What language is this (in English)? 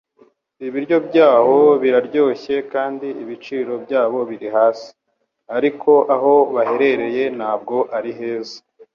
Kinyarwanda